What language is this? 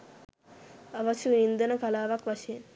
Sinhala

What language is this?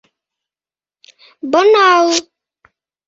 Bashkir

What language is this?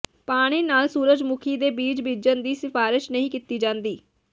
Punjabi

